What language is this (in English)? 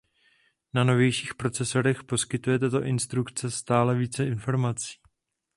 Czech